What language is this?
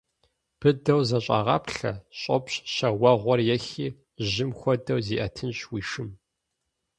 Kabardian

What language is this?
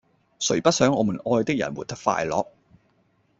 Cantonese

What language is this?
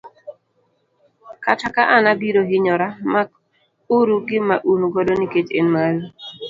Luo (Kenya and Tanzania)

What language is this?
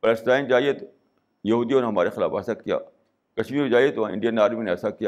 Urdu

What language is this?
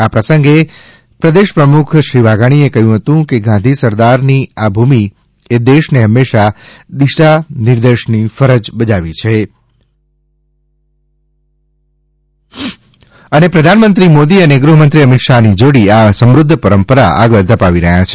Gujarati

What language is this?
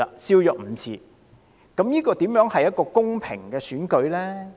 Cantonese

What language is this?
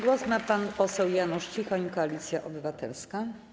Polish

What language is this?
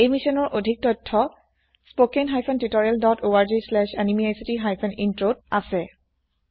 Assamese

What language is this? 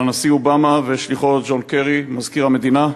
Hebrew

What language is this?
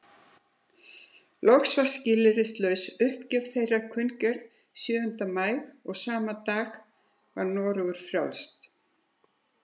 Icelandic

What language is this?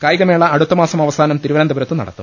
Malayalam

